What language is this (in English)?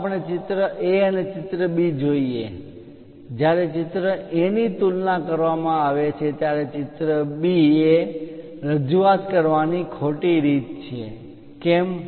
Gujarati